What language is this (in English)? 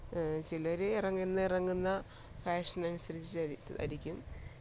Malayalam